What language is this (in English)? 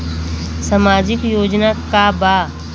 Bhojpuri